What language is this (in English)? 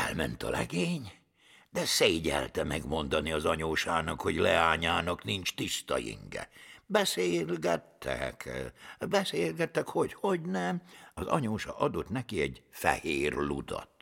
Hungarian